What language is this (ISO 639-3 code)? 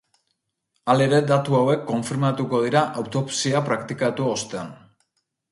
eus